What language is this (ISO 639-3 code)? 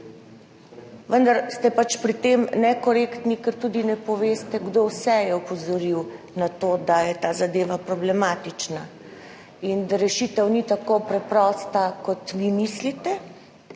slv